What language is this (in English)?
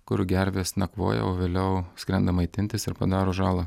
Lithuanian